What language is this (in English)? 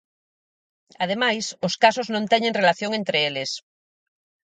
Galician